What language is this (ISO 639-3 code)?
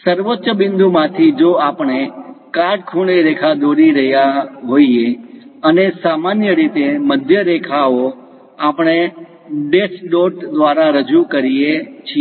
guj